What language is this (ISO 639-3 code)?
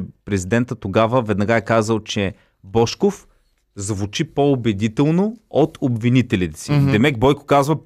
bul